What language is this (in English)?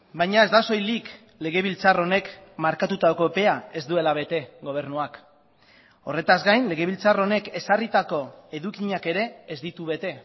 Basque